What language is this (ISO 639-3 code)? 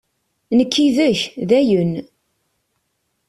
kab